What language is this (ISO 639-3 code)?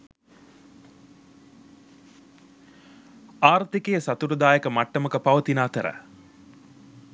sin